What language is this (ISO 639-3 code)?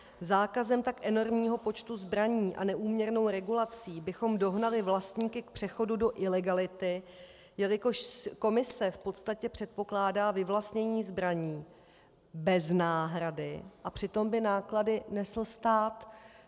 ces